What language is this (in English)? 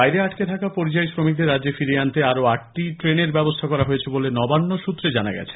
Bangla